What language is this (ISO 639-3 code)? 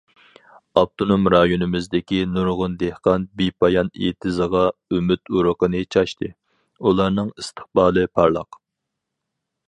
uig